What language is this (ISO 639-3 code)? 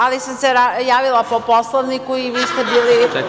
srp